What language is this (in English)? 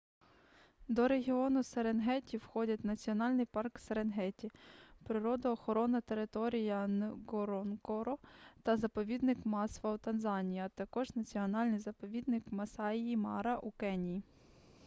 Ukrainian